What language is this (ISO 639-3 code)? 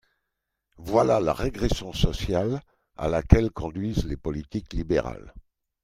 fra